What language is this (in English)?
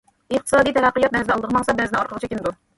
Uyghur